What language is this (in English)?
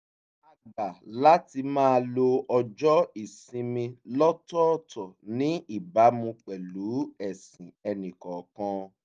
Yoruba